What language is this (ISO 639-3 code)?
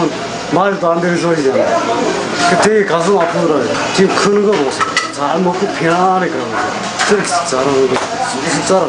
kor